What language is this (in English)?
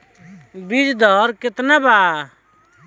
Bhojpuri